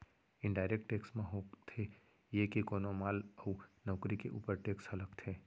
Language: Chhattisgarhi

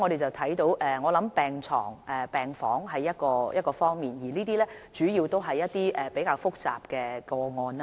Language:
Cantonese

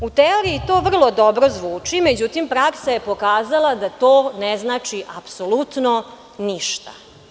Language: Serbian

